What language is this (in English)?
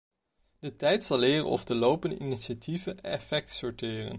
Dutch